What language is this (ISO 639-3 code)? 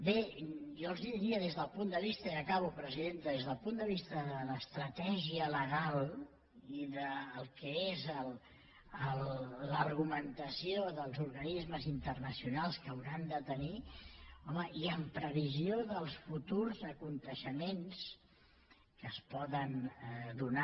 cat